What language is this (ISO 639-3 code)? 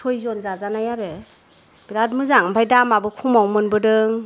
brx